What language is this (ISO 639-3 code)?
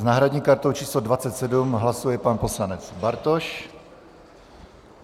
ces